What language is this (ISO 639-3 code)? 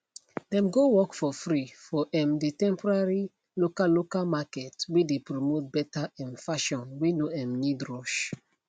pcm